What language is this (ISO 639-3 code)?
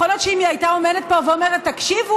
heb